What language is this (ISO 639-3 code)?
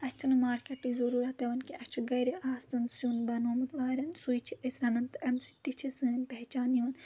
kas